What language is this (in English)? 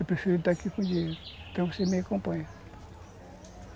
Portuguese